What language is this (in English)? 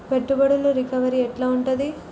Telugu